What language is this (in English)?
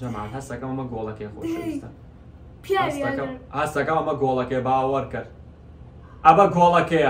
Arabic